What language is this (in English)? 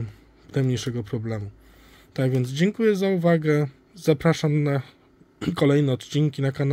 Polish